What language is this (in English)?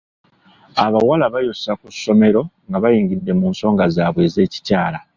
Ganda